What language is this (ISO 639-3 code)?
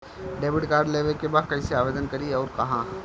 bho